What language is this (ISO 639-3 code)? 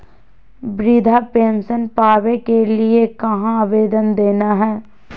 mag